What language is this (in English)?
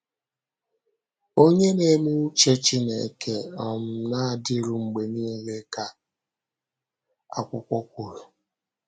Igbo